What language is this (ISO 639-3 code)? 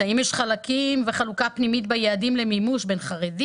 heb